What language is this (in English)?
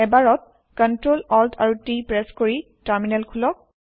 Assamese